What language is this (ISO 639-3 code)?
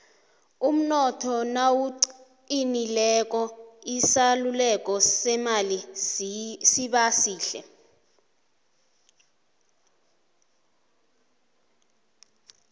nbl